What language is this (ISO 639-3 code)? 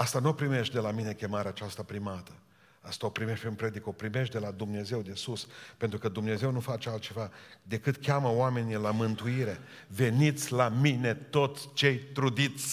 ron